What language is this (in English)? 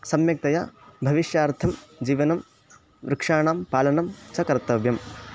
Sanskrit